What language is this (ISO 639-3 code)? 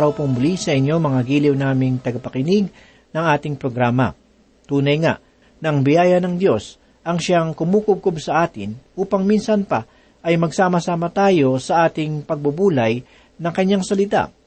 fil